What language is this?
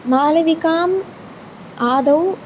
Sanskrit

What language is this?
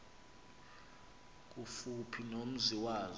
Xhosa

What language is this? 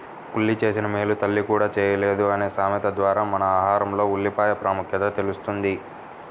Telugu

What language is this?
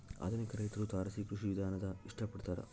Kannada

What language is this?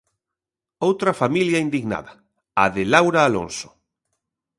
Galician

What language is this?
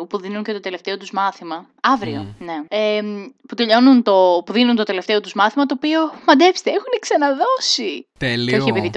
Greek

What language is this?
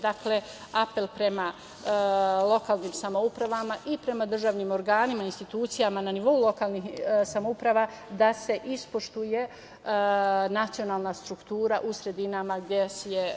Serbian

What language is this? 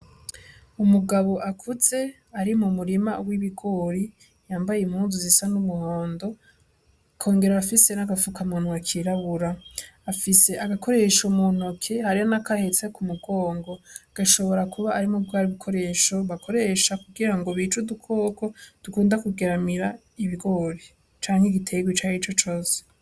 Rundi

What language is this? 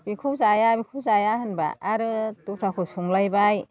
Bodo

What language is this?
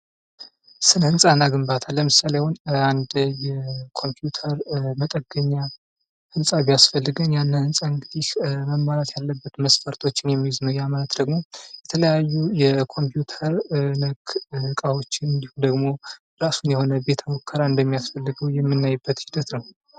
Amharic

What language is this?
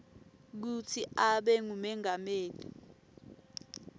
Swati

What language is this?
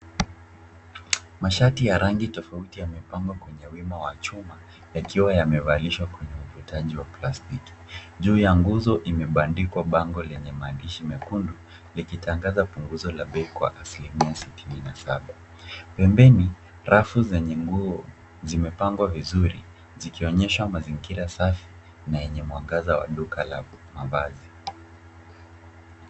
Swahili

